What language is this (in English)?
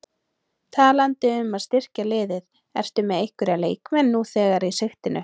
Icelandic